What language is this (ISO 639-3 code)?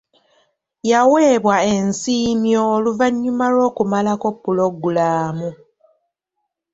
lug